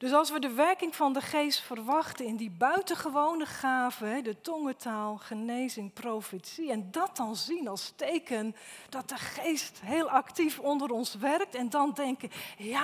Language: Dutch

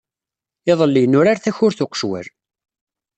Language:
Kabyle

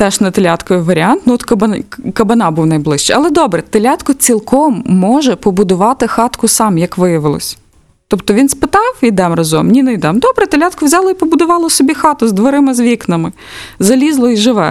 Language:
Ukrainian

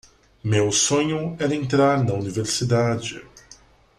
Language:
Portuguese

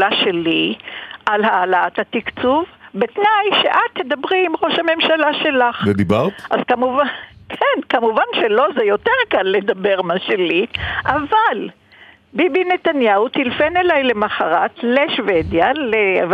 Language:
Hebrew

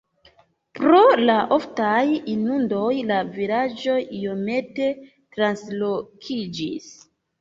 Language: Esperanto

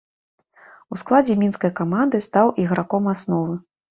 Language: Belarusian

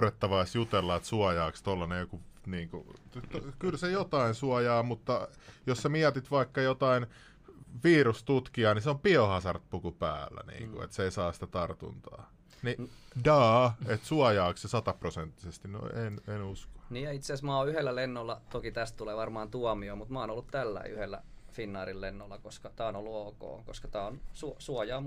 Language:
Finnish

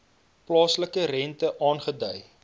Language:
Afrikaans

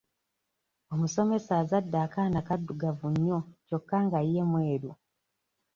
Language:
Ganda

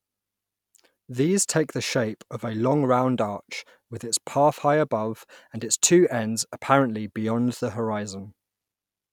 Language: English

